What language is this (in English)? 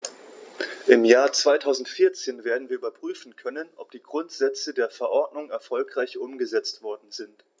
German